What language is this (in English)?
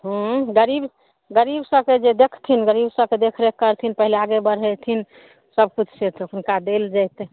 Maithili